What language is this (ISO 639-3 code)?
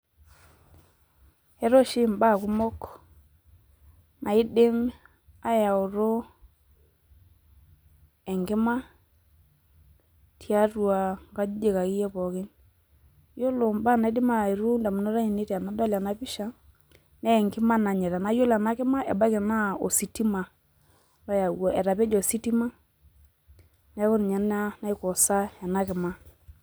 mas